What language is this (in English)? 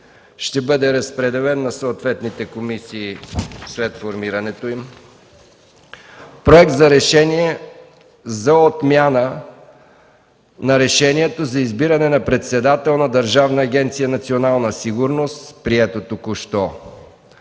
Bulgarian